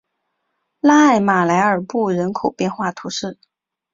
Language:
Chinese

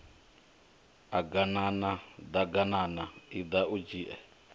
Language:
Venda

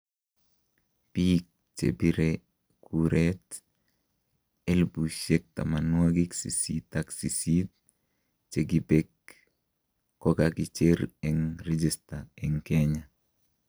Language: Kalenjin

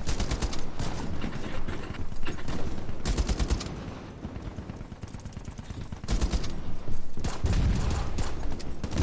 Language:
Spanish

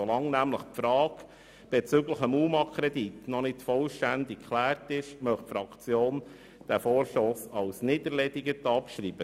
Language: Swiss German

